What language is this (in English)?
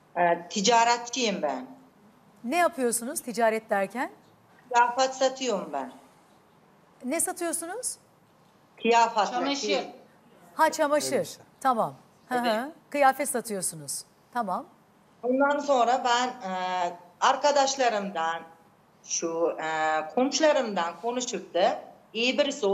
Turkish